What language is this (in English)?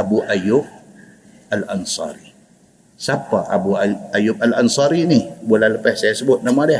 Malay